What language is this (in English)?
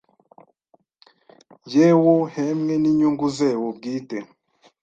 Kinyarwanda